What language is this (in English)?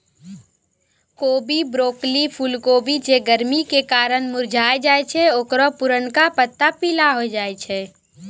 Maithili